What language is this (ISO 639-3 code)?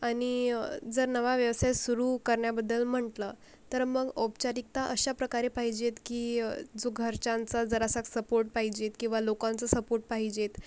mar